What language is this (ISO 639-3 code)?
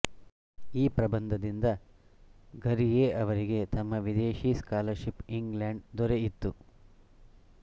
kan